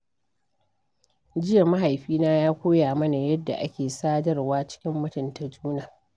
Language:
Hausa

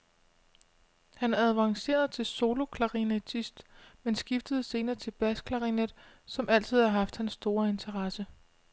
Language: Danish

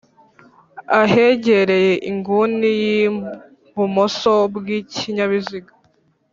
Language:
Kinyarwanda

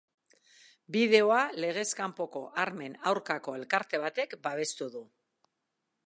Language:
Basque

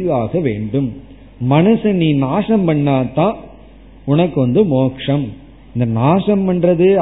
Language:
Tamil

